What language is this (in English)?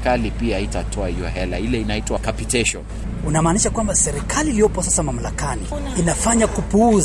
Swahili